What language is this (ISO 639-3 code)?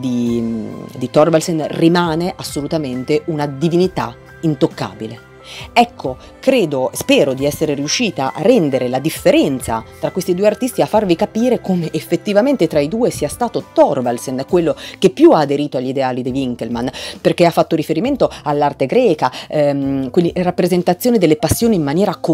ita